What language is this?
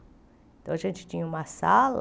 Portuguese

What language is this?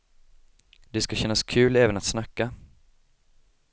Swedish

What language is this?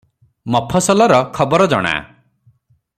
Odia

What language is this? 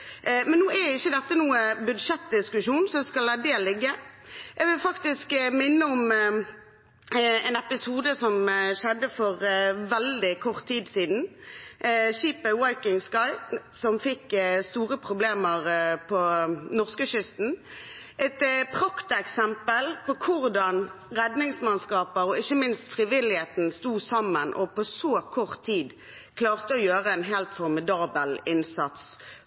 Norwegian Bokmål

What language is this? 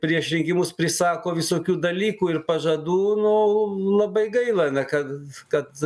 Lithuanian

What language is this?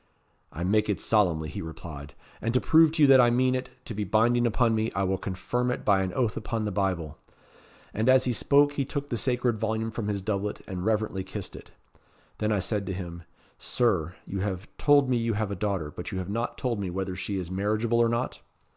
English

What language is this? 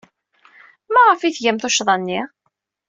Kabyle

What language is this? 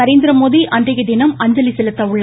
Tamil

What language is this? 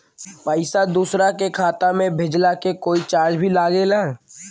Bhojpuri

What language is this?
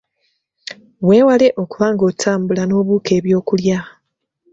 Ganda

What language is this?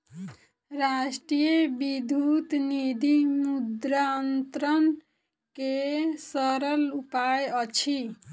Maithili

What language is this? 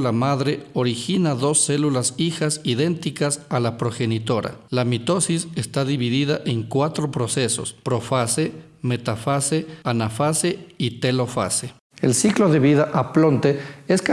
Spanish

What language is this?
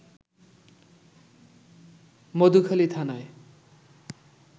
Bangla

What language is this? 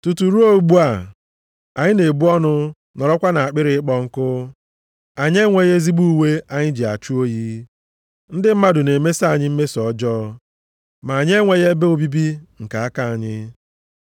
Igbo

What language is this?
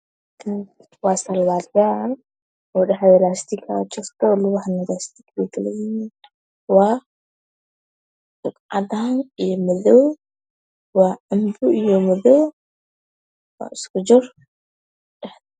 Somali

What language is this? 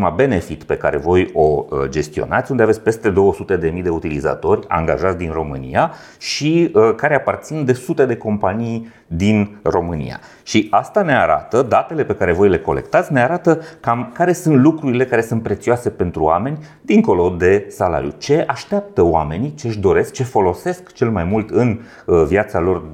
Romanian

